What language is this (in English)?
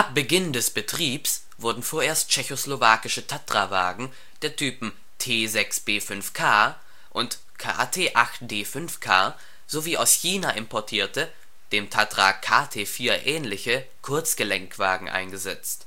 German